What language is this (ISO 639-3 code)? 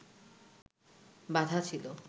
ben